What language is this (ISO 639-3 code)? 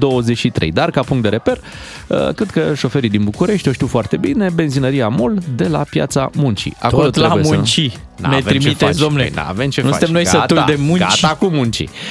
ron